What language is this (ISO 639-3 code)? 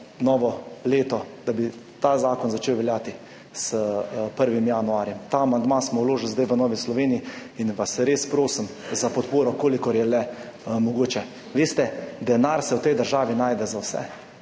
slv